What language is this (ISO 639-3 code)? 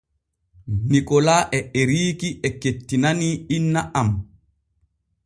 fue